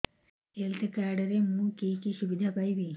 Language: Odia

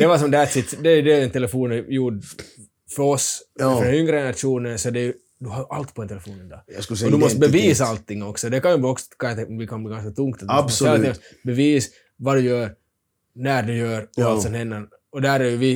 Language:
Swedish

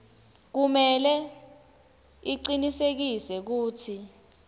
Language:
Swati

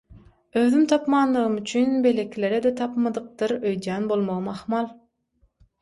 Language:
Turkmen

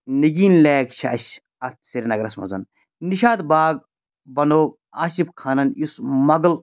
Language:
Kashmiri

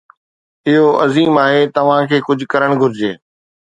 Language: Sindhi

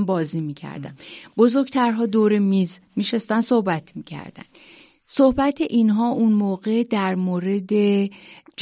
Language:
Persian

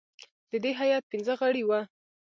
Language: Pashto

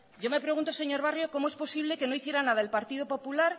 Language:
Spanish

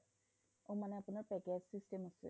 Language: Assamese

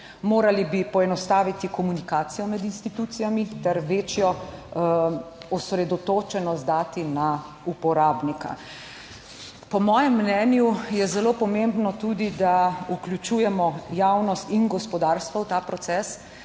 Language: Slovenian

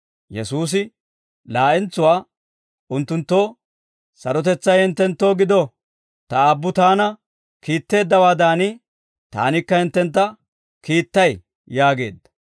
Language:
Dawro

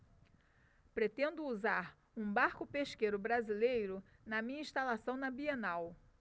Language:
Portuguese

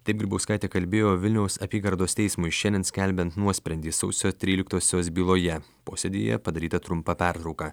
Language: Lithuanian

